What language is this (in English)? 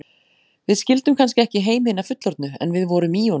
Icelandic